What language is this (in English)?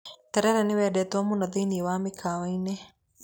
Kikuyu